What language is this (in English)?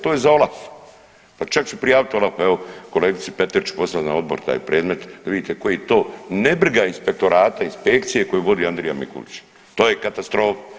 Croatian